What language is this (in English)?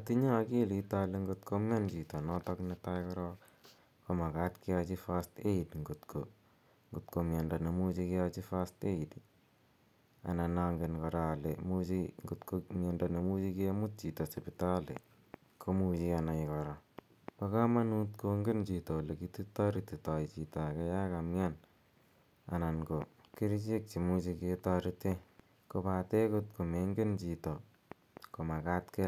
Kalenjin